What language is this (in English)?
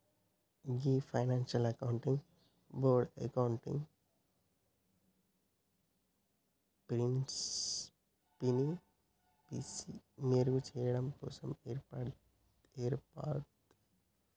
Telugu